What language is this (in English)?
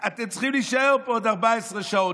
Hebrew